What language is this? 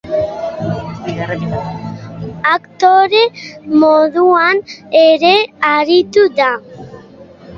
Basque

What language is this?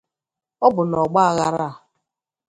Igbo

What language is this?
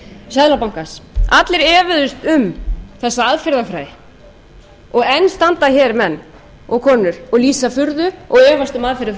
Icelandic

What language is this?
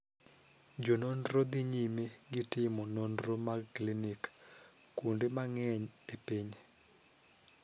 Luo (Kenya and Tanzania)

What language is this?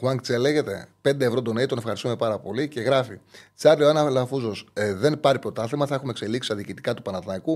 Greek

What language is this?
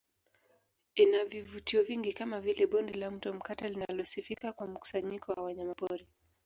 Swahili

